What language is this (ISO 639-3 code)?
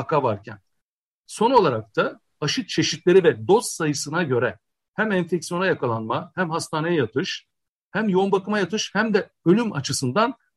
tur